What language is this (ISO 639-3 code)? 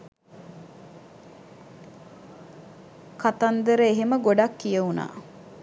sin